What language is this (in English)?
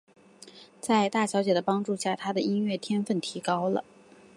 Chinese